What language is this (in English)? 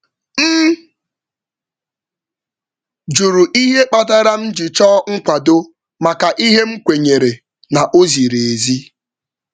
Igbo